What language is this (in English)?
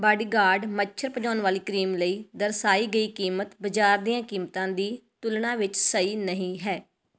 Punjabi